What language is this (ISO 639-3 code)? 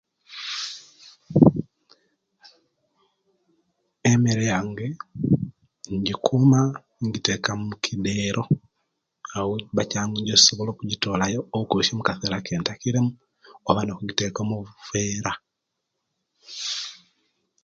lke